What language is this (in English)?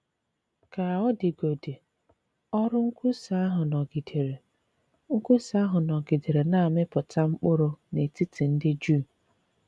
Igbo